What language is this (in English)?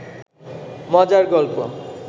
Bangla